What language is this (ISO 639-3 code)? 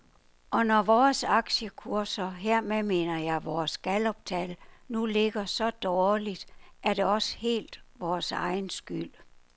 dan